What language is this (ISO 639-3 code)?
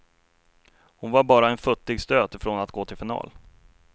swe